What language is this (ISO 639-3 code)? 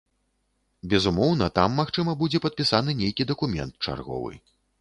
bel